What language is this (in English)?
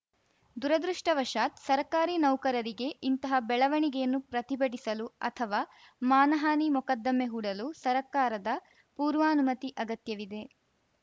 Kannada